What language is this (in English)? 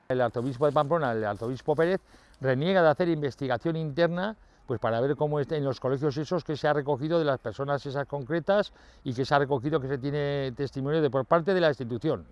Spanish